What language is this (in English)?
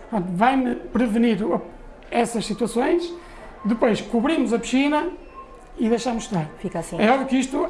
Portuguese